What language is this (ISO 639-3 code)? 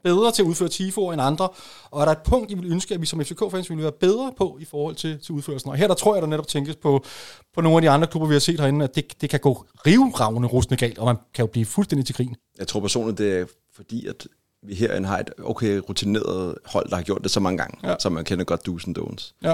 dan